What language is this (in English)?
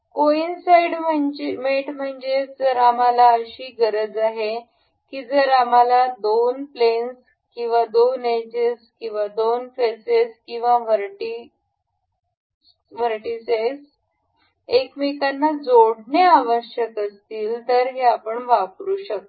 Marathi